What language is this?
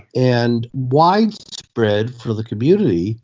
English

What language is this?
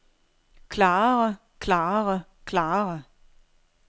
Danish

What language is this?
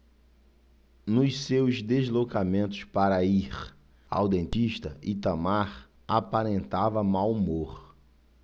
Portuguese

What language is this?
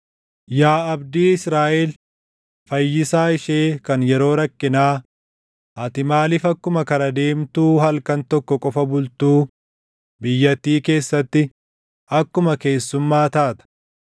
Oromo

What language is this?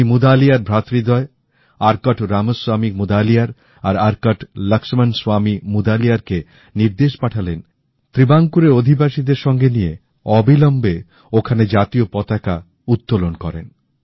Bangla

